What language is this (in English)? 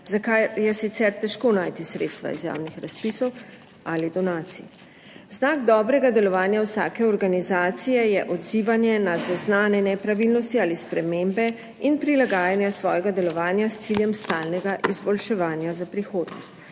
Slovenian